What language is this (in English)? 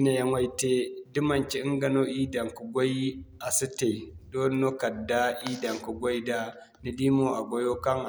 Zarma